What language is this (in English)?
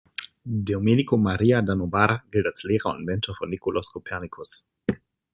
German